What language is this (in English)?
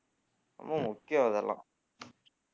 Tamil